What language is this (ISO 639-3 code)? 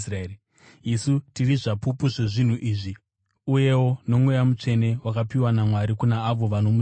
sna